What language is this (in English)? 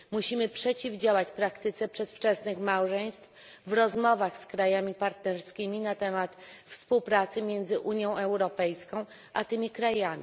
Polish